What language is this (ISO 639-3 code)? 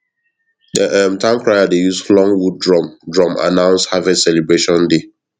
pcm